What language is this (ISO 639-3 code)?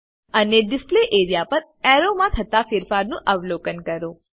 guj